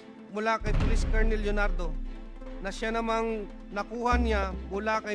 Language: Filipino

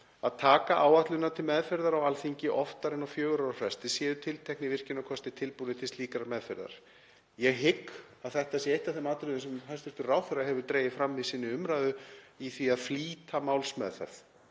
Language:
Icelandic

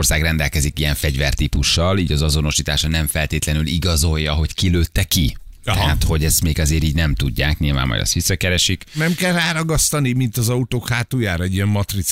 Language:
Hungarian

